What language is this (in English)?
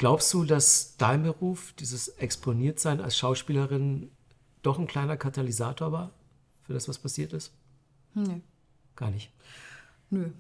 German